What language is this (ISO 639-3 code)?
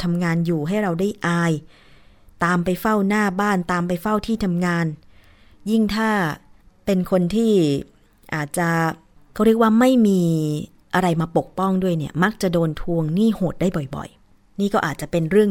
tha